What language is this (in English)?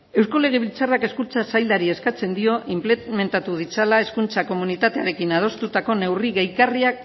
Basque